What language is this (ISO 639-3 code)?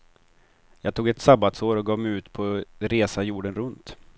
swe